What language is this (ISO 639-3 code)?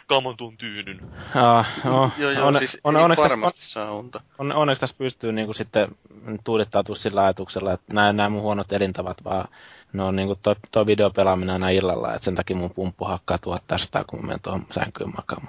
fin